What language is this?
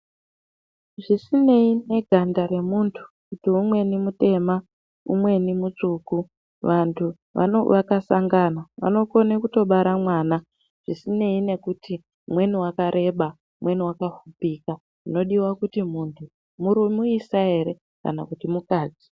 Ndau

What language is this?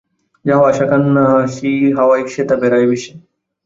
Bangla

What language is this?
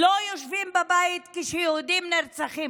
Hebrew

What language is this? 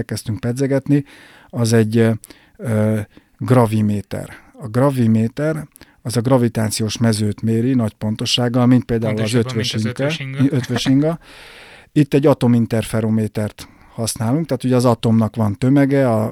Hungarian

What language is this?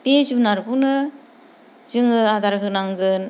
Bodo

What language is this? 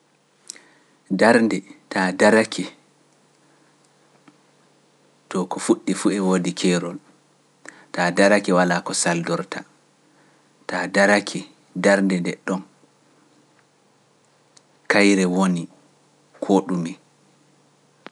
Pular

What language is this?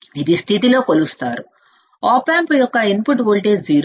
Telugu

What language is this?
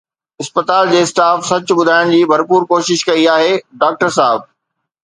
Sindhi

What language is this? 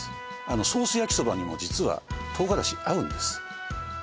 Japanese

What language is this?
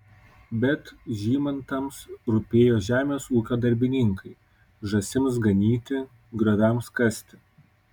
Lithuanian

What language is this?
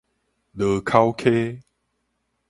Min Nan Chinese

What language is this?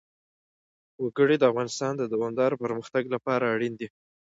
Pashto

